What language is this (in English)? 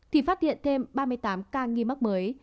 Vietnamese